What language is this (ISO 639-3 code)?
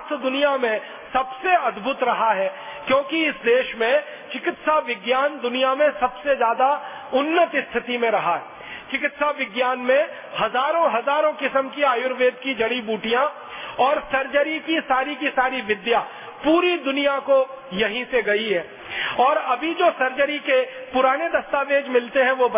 hin